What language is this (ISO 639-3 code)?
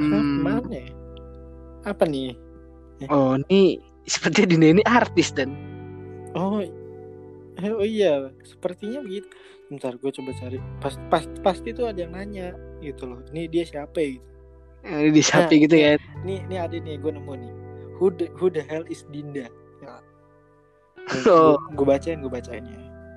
ind